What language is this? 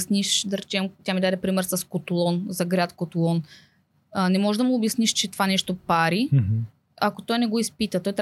Bulgarian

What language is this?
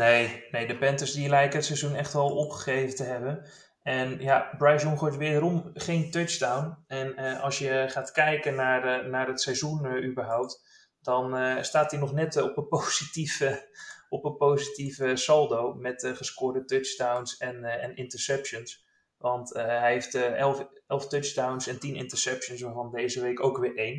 Dutch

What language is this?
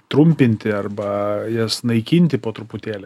Lithuanian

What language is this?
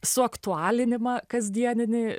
Lithuanian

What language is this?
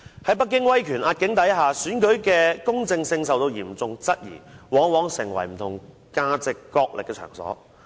Cantonese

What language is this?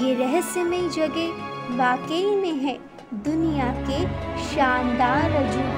Hindi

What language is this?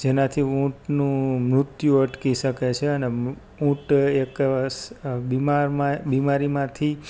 Gujarati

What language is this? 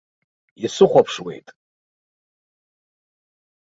Abkhazian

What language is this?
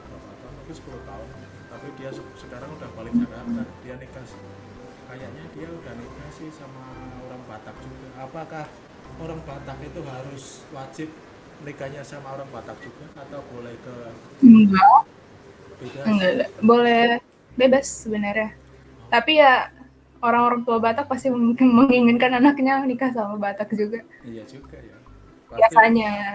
Indonesian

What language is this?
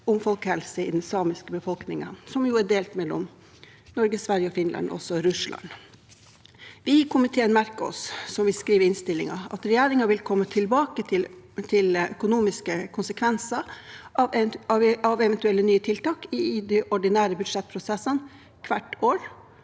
Norwegian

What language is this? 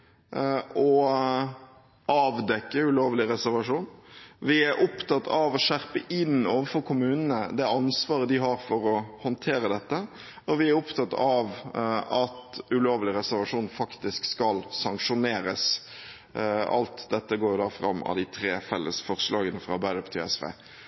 Norwegian Bokmål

